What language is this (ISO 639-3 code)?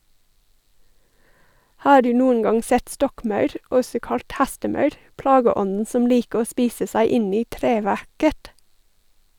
nor